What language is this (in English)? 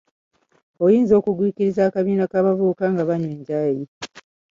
Ganda